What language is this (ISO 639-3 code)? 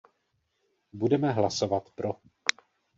ces